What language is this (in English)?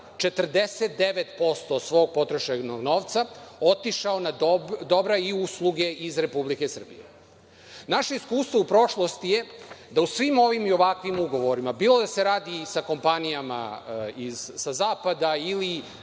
Serbian